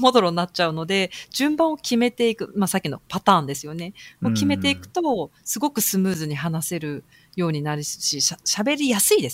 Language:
Japanese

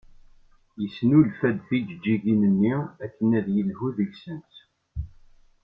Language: Kabyle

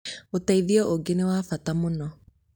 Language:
Kikuyu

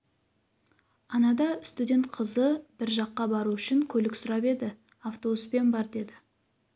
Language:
Kazakh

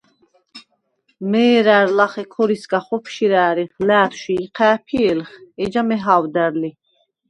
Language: Svan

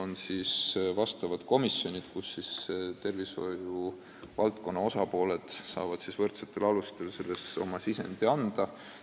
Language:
Estonian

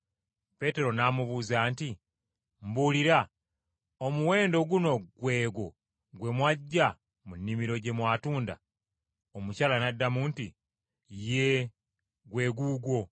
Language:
Ganda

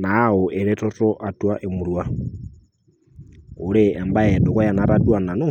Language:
Masai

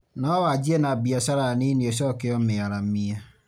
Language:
Kikuyu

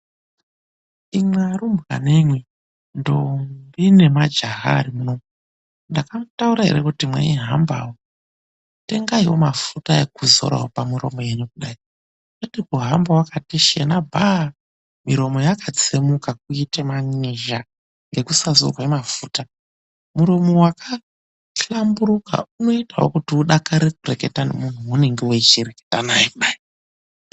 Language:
Ndau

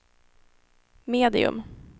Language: Swedish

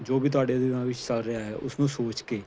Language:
Punjabi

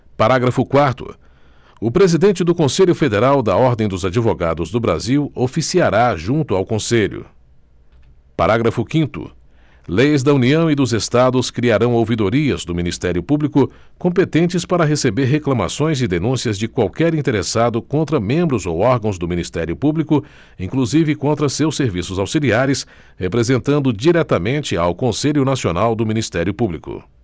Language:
Portuguese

